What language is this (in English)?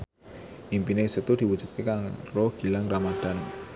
Javanese